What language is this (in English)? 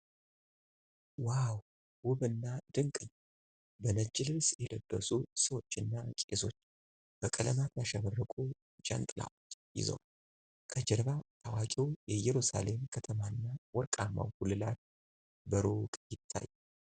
Amharic